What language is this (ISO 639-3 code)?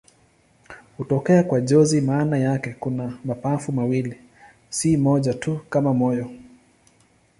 swa